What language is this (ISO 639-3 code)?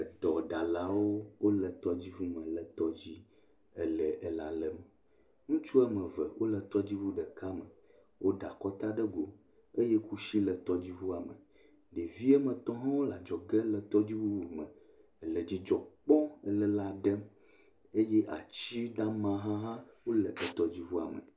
ewe